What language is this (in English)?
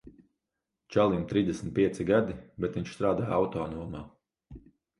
Latvian